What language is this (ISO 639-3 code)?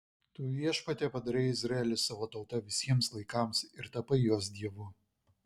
lit